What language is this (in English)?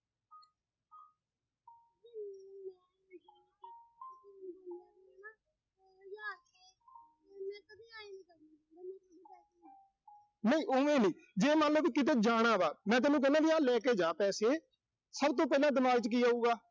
Punjabi